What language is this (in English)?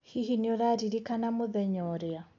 Kikuyu